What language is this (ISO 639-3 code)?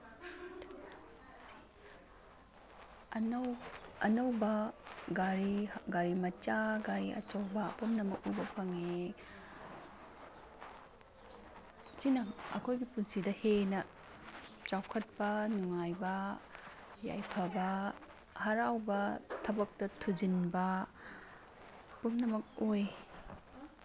mni